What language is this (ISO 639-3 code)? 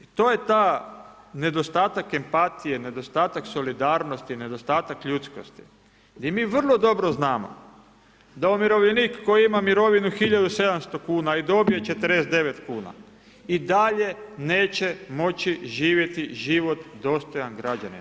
hrv